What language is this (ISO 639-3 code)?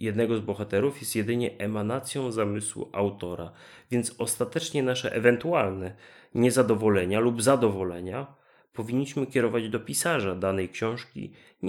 pol